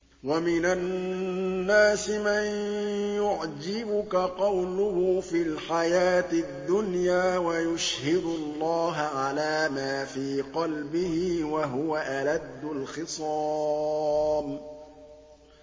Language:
Arabic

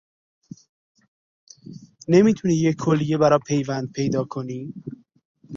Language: Persian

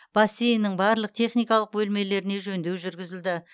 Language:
Kazakh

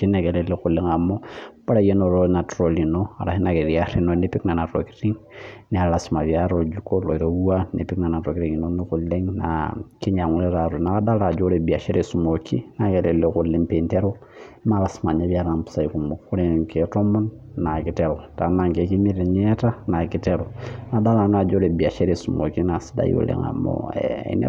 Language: Masai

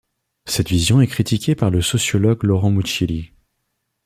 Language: French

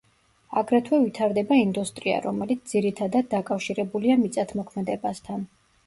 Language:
Georgian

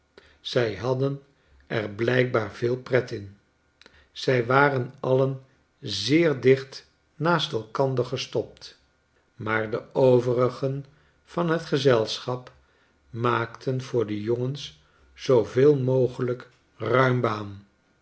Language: Dutch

